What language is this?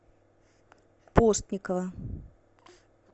Russian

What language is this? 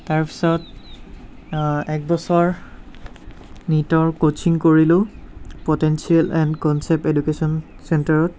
Assamese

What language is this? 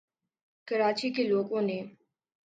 Urdu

